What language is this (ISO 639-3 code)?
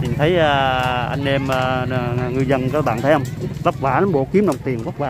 vie